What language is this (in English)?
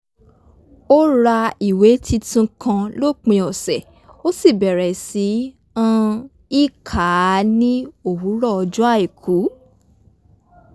Yoruba